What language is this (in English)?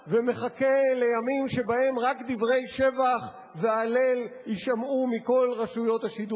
Hebrew